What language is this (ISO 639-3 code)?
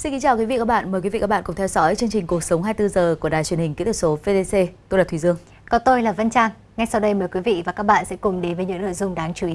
vie